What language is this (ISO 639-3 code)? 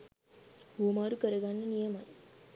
sin